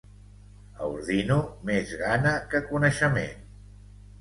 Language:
Catalan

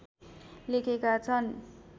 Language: Nepali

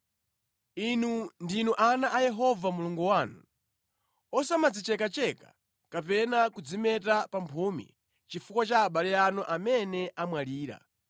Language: Nyanja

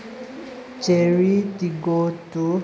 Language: Manipuri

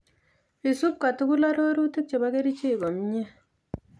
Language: Kalenjin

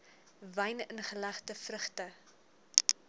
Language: Afrikaans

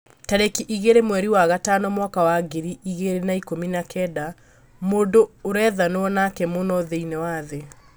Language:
Kikuyu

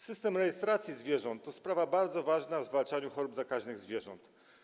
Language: Polish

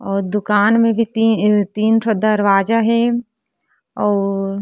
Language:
Chhattisgarhi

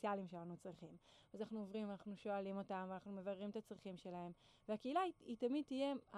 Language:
Hebrew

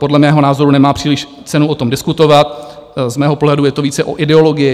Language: Czech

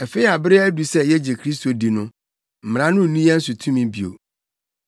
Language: Akan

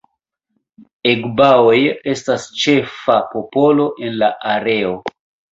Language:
Esperanto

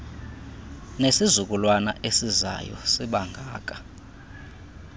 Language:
Xhosa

